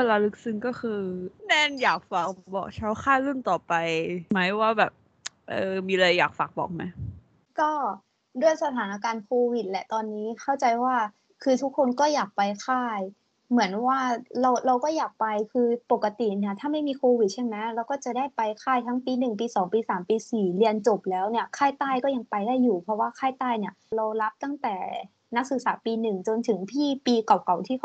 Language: Thai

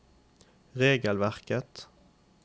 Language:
Norwegian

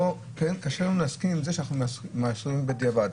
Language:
Hebrew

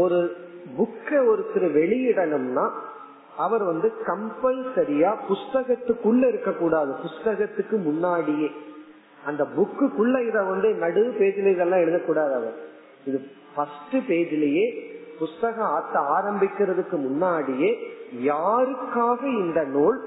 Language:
Tamil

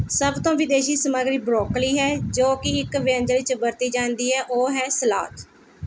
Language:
Punjabi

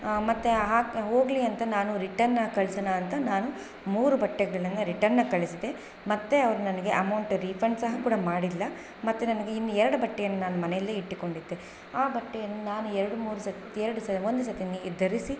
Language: Kannada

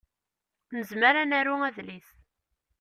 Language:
Kabyle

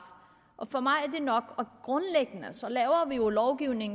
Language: Danish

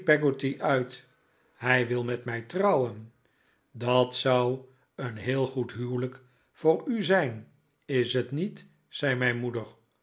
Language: Dutch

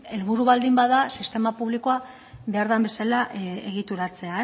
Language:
Basque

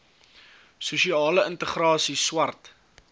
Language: Afrikaans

